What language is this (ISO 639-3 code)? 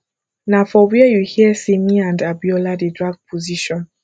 pcm